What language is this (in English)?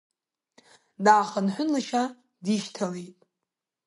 Abkhazian